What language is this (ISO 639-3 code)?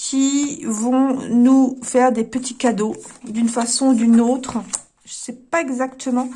fra